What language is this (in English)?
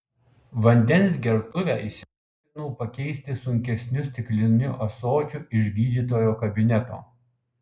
Lithuanian